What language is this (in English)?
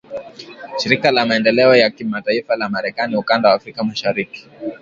Swahili